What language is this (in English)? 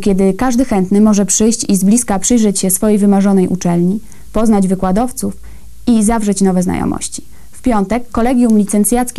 Polish